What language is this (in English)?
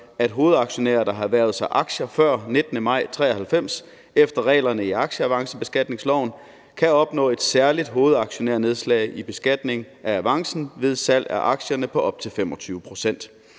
Danish